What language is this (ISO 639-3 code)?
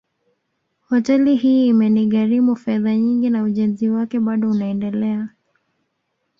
swa